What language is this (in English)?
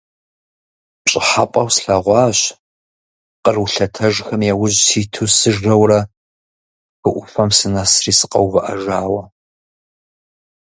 Kabardian